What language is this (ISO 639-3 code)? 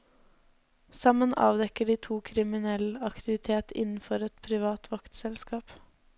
nor